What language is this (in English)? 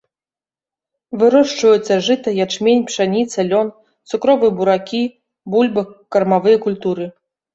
Belarusian